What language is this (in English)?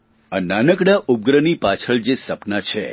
Gujarati